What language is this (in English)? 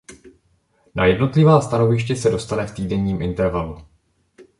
Czech